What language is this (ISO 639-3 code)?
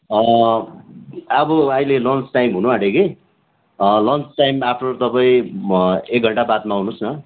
nep